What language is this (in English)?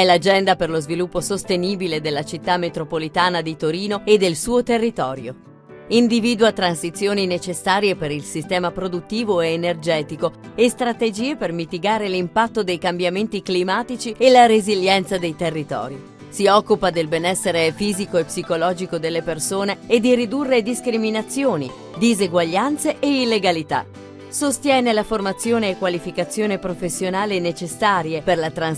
Italian